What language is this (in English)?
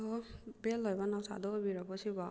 Manipuri